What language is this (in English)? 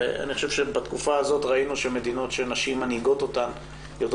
Hebrew